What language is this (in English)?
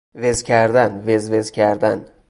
Persian